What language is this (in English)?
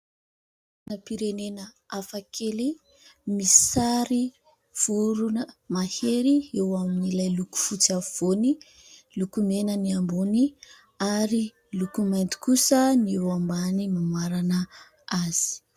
Malagasy